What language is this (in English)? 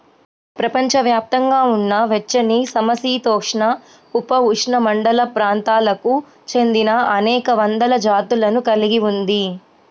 Telugu